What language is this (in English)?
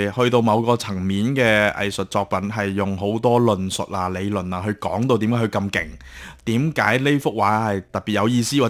Chinese